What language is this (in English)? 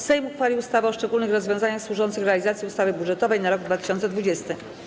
Polish